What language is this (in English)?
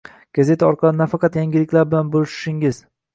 Uzbek